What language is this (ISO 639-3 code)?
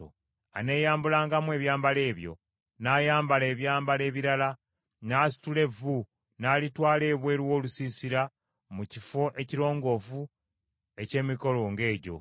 lug